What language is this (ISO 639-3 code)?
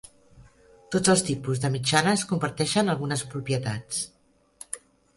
cat